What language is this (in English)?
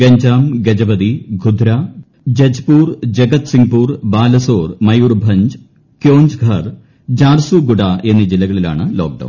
Malayalam